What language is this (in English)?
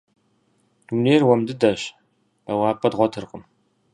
Kabardian